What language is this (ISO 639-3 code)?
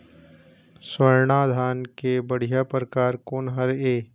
hne